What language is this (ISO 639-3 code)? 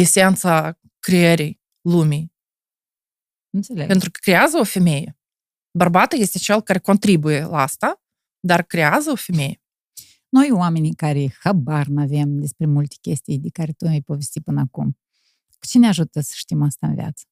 ron